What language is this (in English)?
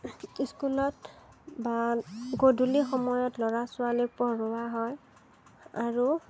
Assamese